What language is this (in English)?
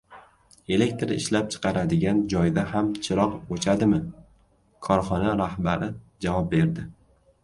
Uzbek